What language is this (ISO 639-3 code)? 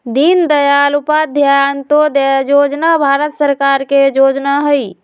mag